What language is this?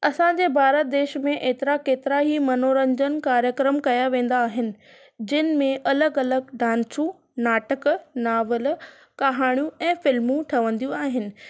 Sindhi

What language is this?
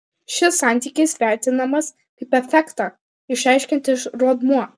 Lithuanian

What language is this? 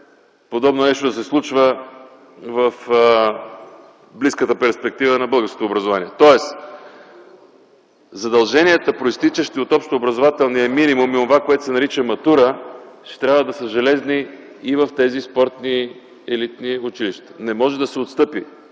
Bulgarian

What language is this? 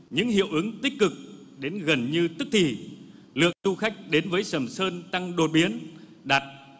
Vietnamese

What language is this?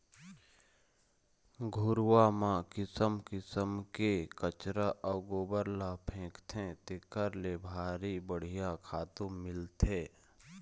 Chhattisgarhi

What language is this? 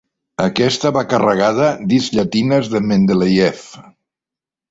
Catalan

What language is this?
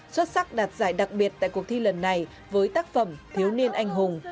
Vietnamese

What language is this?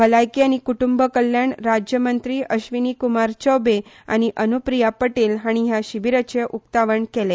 Konkani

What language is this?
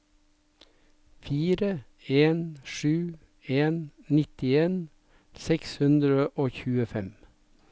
Norwegian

